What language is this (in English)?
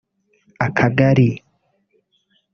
Kinyarwanda